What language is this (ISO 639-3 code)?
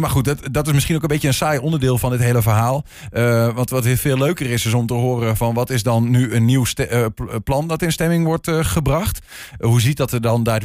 nld